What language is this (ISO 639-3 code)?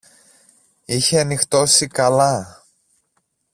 ell